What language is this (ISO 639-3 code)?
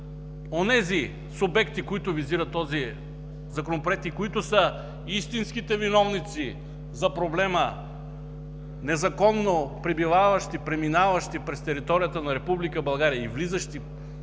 bul